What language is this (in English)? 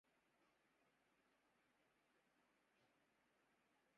Urdu